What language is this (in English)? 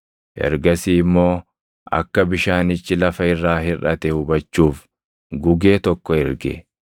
Oromo